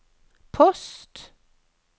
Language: Norwegian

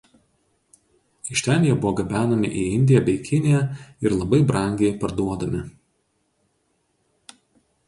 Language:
Lithuanian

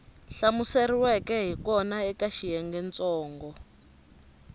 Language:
Tsonga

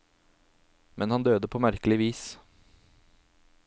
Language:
Norwegian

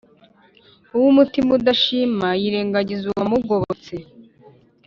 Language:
Kinyarwanda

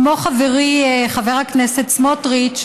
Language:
Hebrew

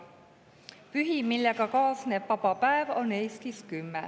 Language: Estonian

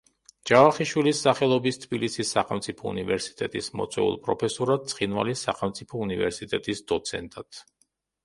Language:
Georgian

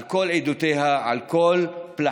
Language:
Hebrew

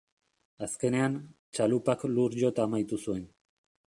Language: Basque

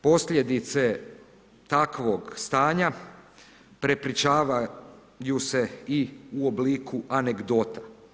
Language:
Croatian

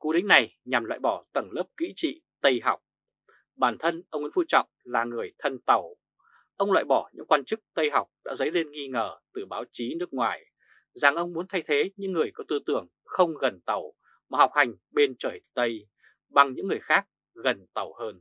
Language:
Vietnamese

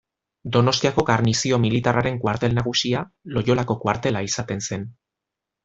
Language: Basque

